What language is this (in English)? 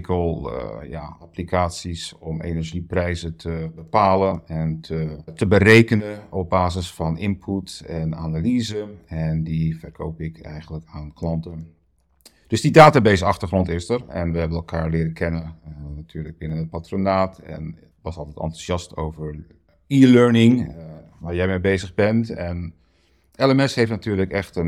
Dutch